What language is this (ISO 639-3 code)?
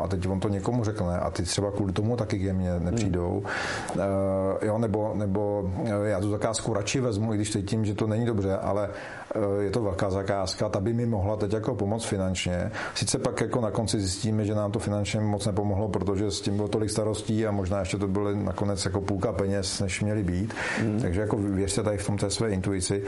ces